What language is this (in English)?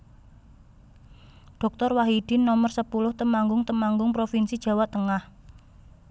Javanese